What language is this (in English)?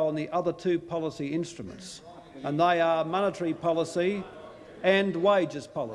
English